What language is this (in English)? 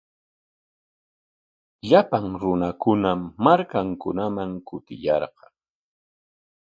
Corongo Ancash Quechua